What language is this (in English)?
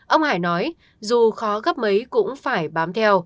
Vietnamese